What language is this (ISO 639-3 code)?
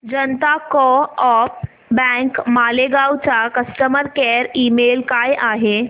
mar